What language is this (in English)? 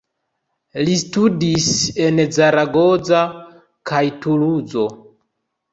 Esperanto